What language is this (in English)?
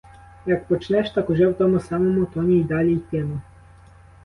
Ukrainian